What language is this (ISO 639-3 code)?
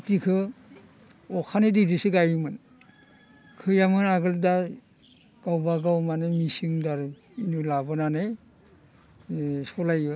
brx